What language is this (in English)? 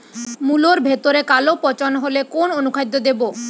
Bangla